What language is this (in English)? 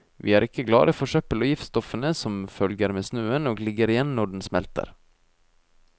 Norwegian